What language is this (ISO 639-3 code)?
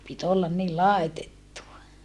fin